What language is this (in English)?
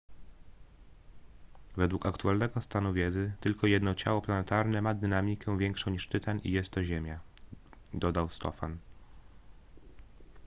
Polish